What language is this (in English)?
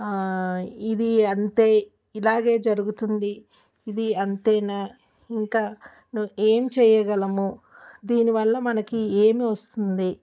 Telugu